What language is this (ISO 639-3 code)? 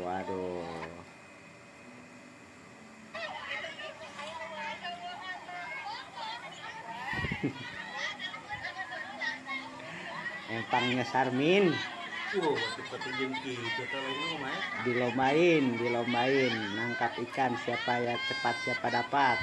ind